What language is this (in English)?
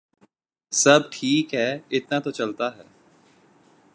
Urdu